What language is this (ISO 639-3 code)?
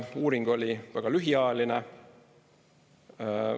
est